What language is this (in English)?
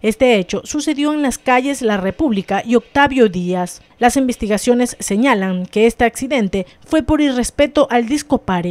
Spanish